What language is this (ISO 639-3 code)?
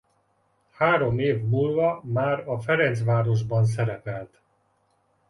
hun